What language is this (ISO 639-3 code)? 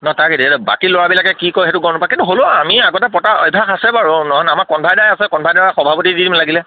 asm